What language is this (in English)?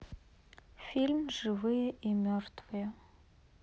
Russian